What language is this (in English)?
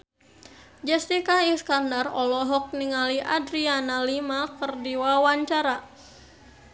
Sundanese